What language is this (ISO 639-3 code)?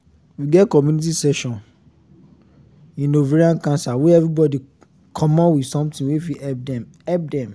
pcm